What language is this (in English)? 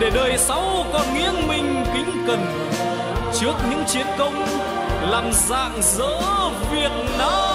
Vietnamese